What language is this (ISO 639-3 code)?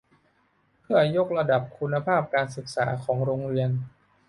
tha